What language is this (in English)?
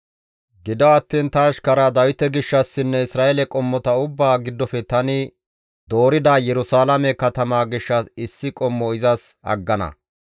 Gamo